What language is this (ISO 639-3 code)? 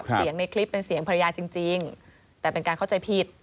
tha